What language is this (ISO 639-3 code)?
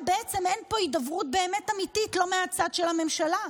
heb